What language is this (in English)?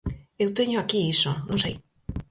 Galician